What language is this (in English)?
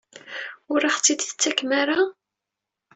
Kabyle